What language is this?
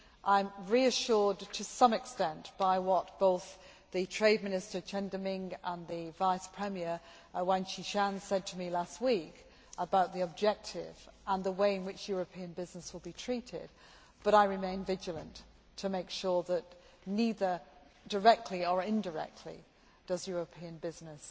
English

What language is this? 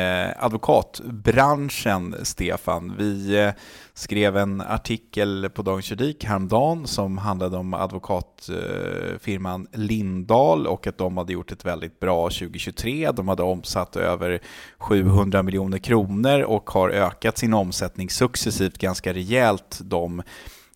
Swedish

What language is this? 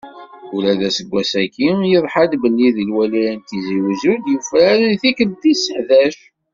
Kabyle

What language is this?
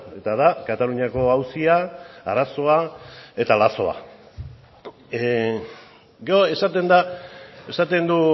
Basque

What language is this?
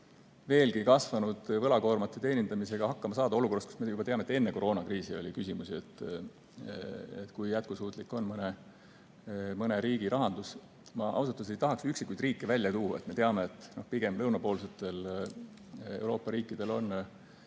Estonian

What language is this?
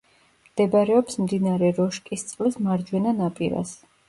Georgian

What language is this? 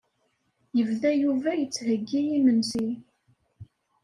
Kabyle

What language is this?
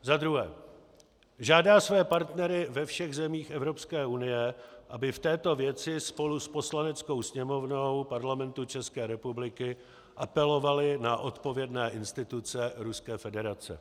Czech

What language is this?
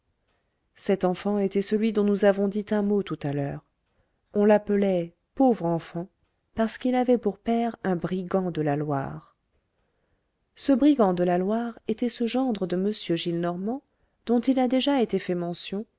French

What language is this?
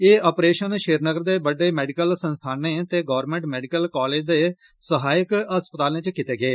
Dogri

